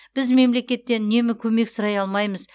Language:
Kazakh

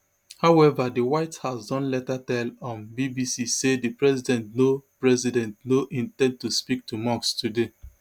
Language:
Nigerian Pidgin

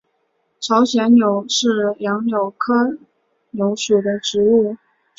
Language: Chinese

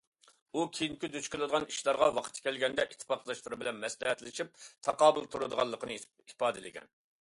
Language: Uyghur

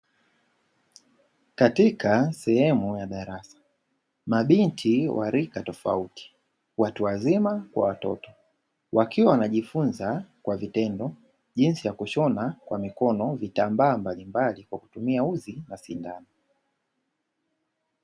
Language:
Swahili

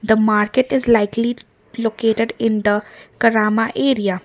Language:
English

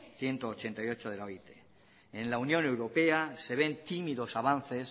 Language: Spanish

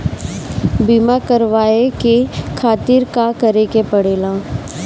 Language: Bhojpuri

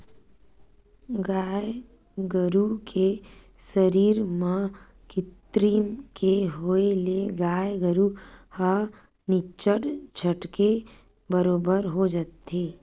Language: Chhattisgarhi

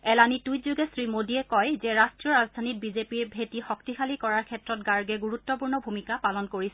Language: Assamese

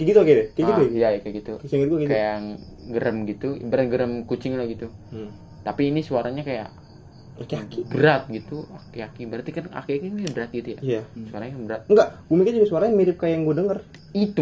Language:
Indonesian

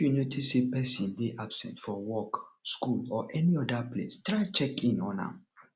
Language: Nigerian Pidgin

